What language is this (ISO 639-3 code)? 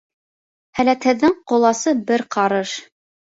bak